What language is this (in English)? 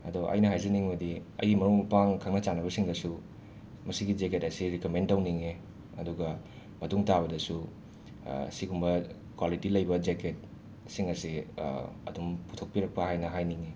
Manipuri